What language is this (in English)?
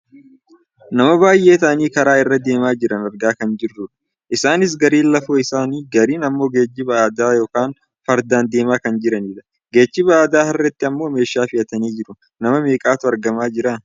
Oromo